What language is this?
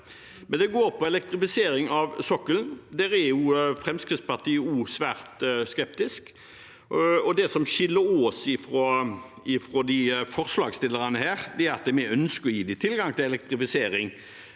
Norwegian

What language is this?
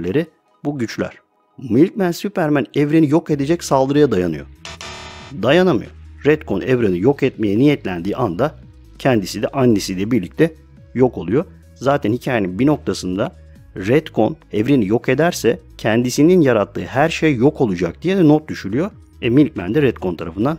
Turkish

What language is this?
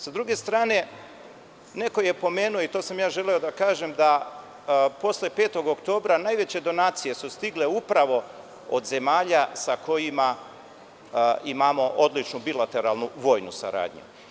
Serbian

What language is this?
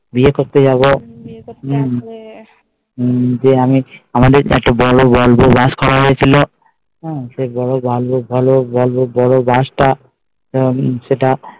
Bangla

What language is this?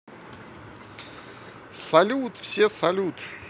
Russian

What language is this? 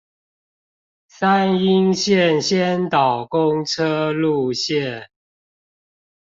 Chinese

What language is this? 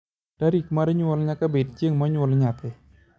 Luo (Kenya and Tanzania)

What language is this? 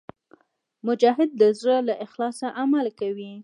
Pashto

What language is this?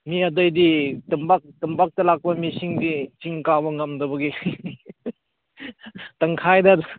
Manipuri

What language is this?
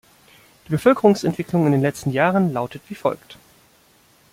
German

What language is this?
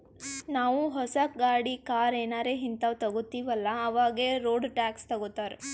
Kannada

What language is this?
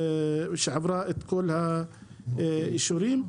Hebrew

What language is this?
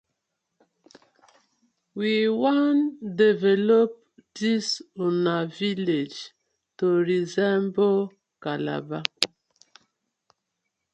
Nigerian Pidgin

